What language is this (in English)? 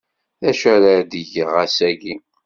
Kabyle